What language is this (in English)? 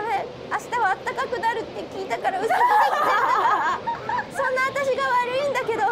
Japanese